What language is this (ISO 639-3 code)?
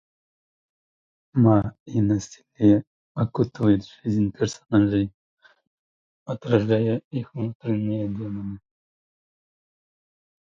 rus